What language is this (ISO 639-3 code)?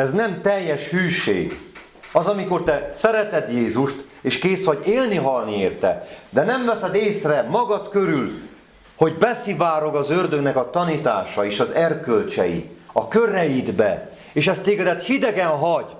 hun